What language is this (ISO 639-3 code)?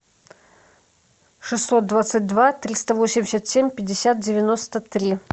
rus